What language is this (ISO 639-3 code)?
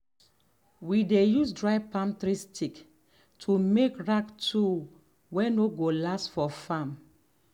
pcm